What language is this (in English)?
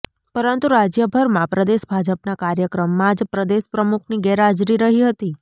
Gujarati